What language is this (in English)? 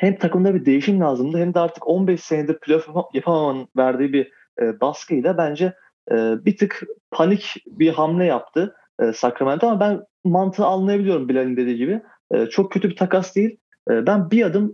Turkish